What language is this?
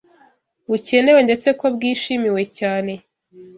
Kinyarwanda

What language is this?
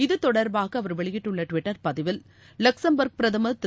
Tamil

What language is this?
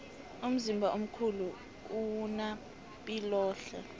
South Ndebele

